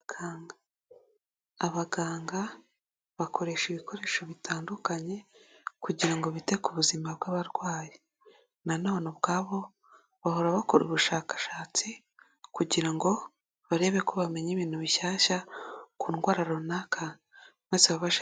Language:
Kinyarwanda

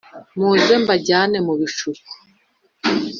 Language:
Kinyarwanda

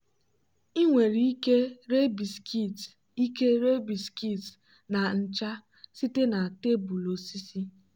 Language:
Igbo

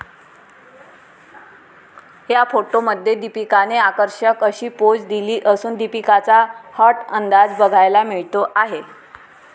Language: Marathi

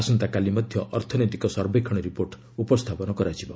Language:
Odia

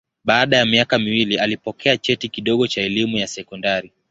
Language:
Swahili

